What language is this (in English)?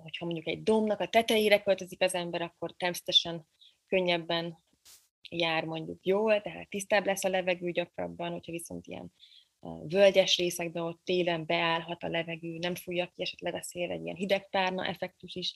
Hungarian